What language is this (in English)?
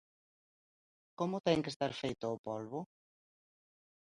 Galician